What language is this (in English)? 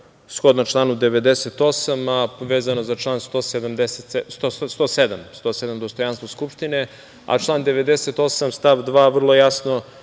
Serbian